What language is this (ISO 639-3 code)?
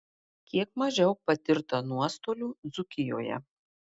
lit